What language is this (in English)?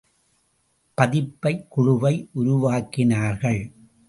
Tamil